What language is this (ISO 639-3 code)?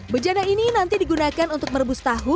ind